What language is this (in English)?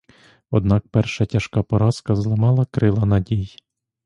Ukrainian